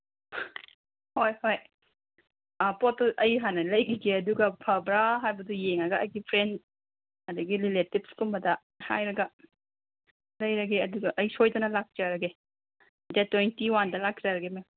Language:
Manipuri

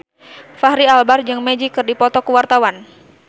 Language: Sundanese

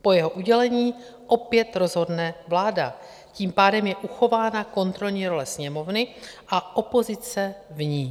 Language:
Czech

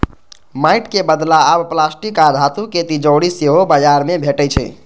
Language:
Maithili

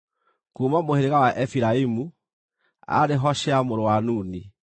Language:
Kikuyu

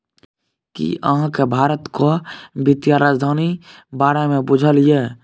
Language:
Maithili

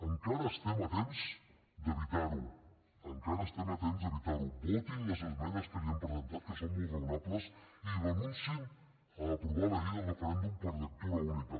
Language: Catalan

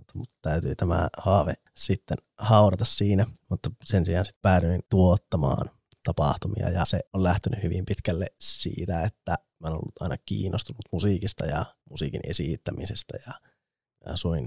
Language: Finnish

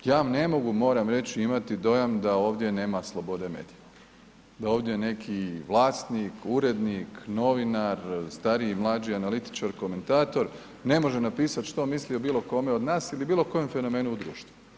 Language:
Croatian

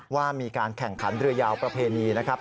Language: Thai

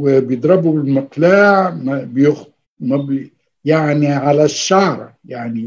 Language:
Arabic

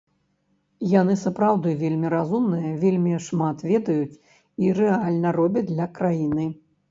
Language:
Belarusian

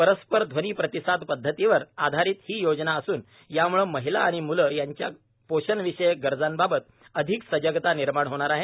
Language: Marathi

